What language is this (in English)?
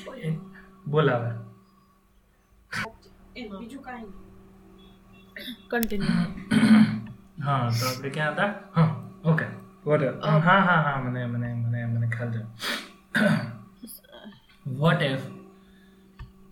Gujarati